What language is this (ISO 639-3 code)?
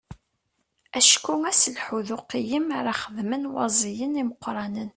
kab